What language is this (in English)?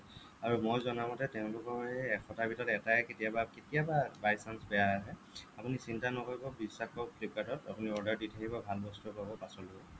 Assamese